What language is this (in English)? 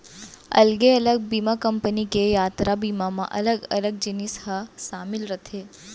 Chhattisgarhi